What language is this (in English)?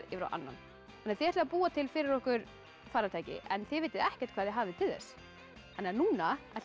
Icelandic